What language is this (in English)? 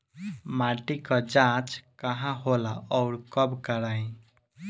Bhojpuri